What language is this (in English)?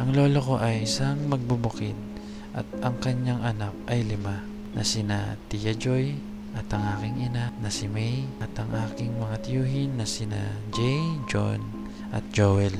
Filipino